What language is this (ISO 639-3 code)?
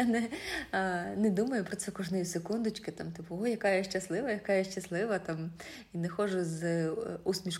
ukr